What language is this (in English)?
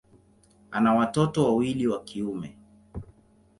Swahili